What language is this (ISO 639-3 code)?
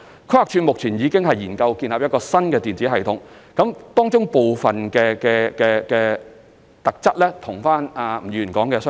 yue